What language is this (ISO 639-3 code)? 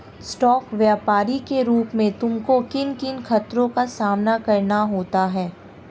hin